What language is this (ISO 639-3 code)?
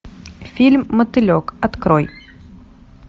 rus